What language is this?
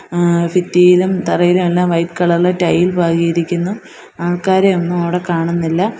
Malayalam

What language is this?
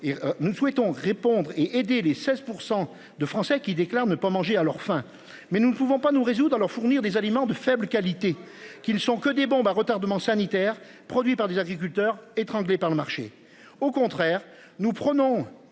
French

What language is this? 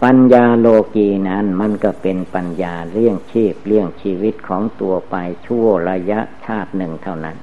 Thai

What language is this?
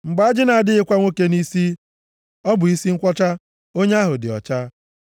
Igbo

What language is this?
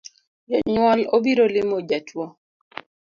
Luo (Kenya and Tanzania)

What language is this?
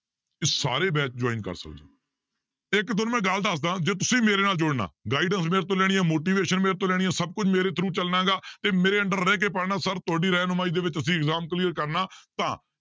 Punjabi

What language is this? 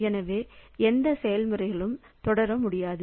Tamil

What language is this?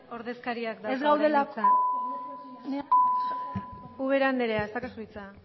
Basque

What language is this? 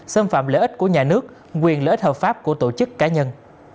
Vietnamese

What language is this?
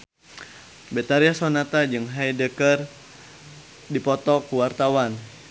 Sundanese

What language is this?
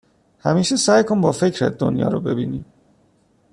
Persian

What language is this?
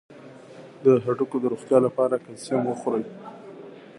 Pashto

